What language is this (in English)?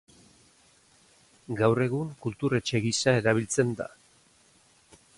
Basque